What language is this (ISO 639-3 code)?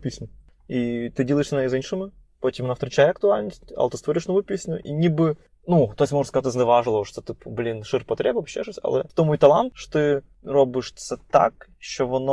ukr